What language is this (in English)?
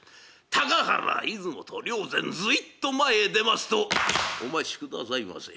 Japanese